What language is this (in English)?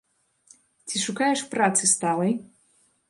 Belarusian